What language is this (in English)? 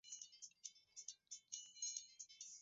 Swahili